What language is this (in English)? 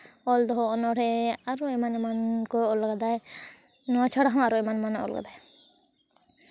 Santali